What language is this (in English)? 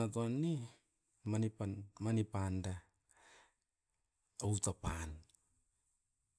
Askopan